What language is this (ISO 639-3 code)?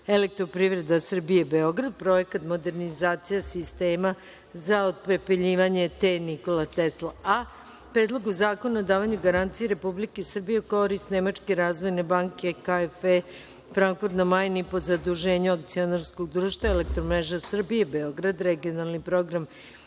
srp